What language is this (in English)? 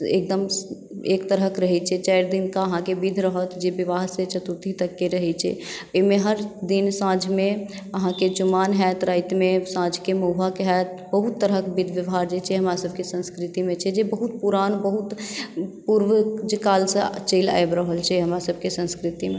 Maithili